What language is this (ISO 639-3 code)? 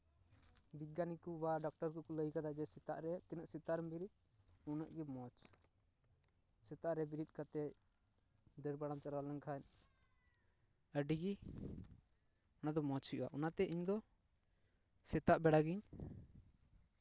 sat